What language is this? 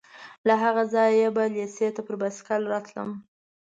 Pashto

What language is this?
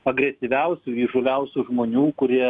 Lithuanian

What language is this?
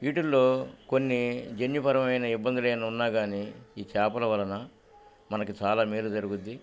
Telugu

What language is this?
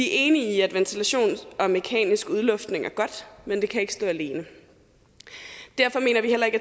Danish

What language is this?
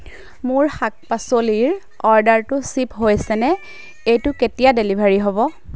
Assamese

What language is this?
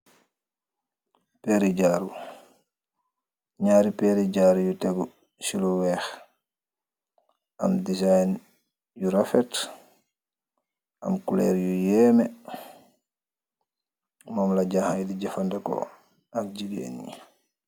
Wolof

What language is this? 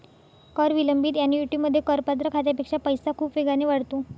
Marathi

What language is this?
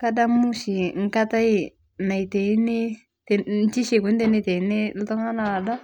Masai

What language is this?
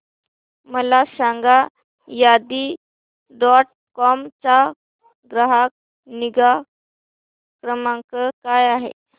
Marathi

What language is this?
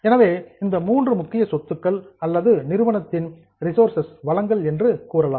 Tamil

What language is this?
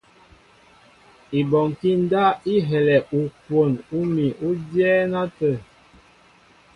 Mbo (Cameroon)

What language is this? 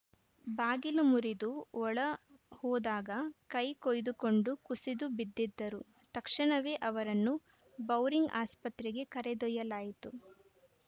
Kannada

